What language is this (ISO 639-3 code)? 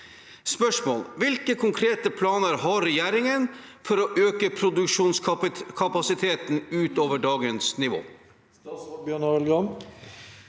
nor